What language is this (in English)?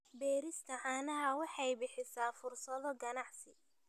Somali